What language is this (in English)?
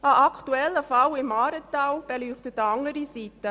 Swiss German